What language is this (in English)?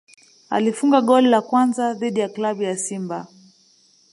Swahili